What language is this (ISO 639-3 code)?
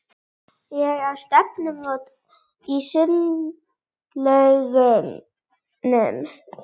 isl